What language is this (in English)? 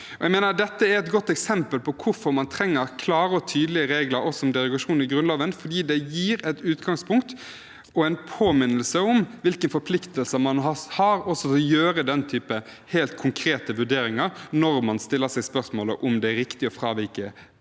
Norwegian